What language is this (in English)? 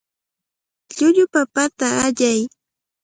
Cajatambo North Lima Quechua